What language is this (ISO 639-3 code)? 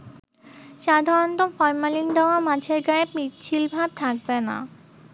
ben